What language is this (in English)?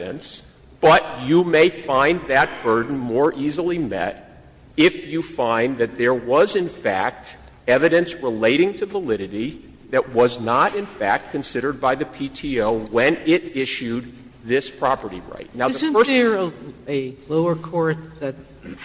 English